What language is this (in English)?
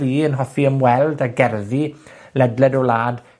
Welsh